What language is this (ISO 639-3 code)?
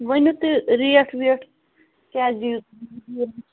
kas